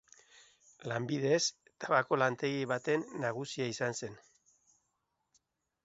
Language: Basque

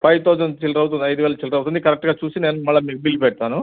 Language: Telugu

